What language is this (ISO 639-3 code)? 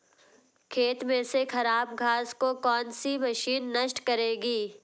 hin